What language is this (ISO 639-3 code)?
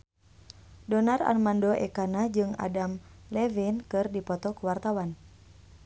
sun